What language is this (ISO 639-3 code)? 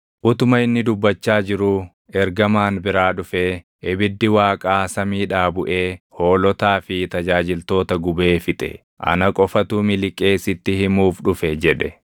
orm